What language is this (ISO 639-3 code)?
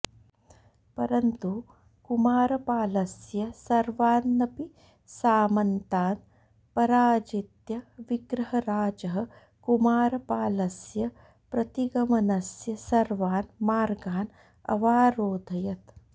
san